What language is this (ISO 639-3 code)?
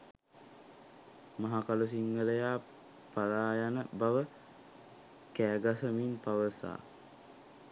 sin